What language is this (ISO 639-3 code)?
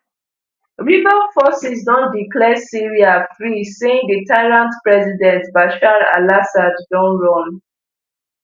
pcm